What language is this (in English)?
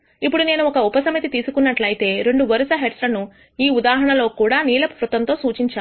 Telugu